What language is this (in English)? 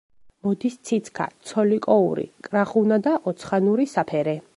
Georgian